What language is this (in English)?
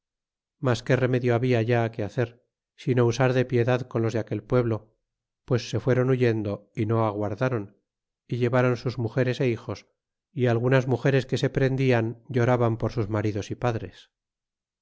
Spanish